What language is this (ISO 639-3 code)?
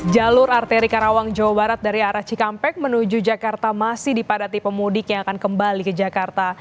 ind